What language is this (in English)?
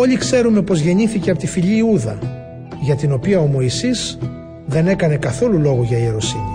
Greek